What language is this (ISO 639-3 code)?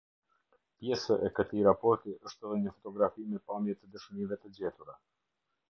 sqi